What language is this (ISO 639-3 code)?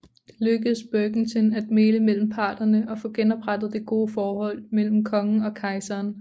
dan